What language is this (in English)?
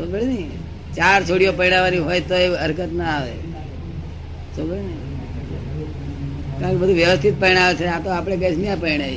Gujarati